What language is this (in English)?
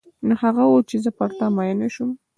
Pashto